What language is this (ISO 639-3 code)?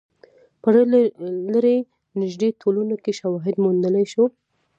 pus